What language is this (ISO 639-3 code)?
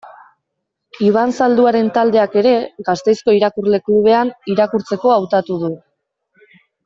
eus